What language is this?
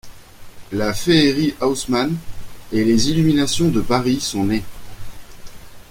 French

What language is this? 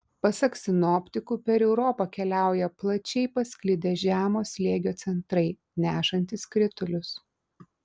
Lithuanian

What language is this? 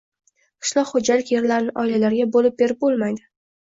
Uzbek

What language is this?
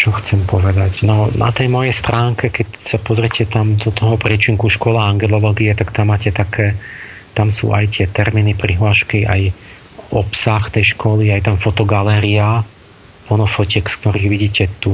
Slovak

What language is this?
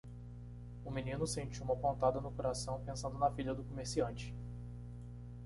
Portuguese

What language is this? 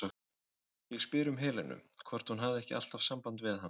Icelandic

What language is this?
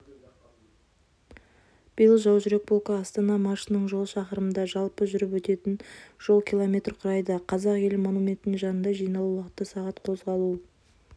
Kazakh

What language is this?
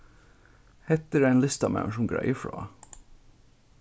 Faroese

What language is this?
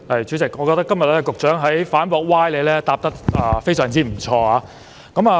Cantonese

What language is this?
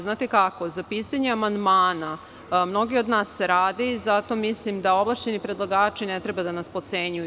Serbian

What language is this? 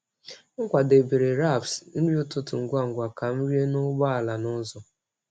Igbo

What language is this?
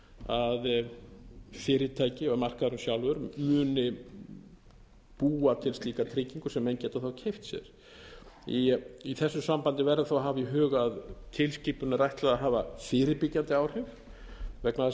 Icelandic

